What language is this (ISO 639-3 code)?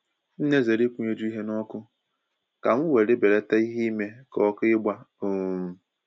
ibo